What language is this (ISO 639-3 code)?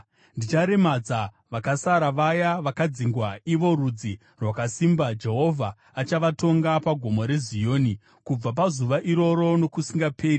sna